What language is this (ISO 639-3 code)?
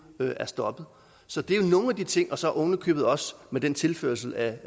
dan